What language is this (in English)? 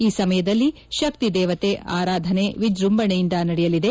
Kannada